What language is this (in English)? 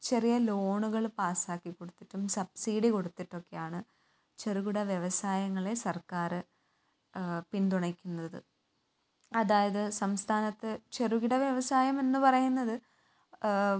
Malayalam